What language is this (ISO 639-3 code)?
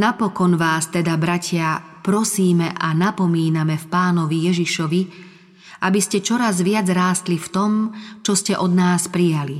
slk